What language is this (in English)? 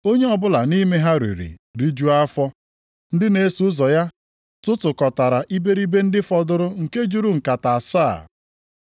Igbo